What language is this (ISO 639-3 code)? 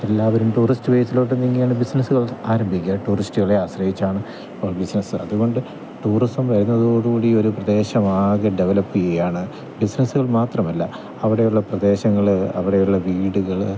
mal